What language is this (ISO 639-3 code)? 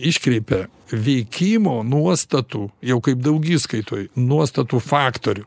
lit